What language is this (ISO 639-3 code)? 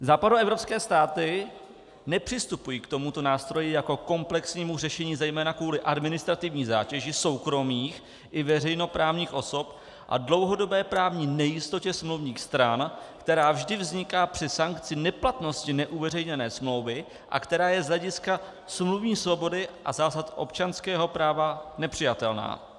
ces